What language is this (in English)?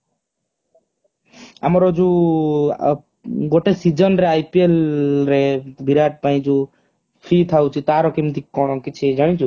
Odia